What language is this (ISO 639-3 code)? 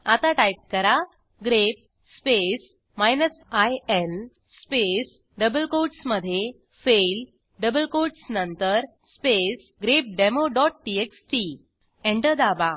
mar